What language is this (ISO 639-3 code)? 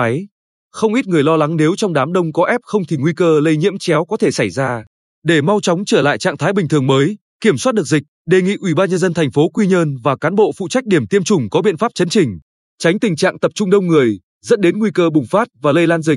vie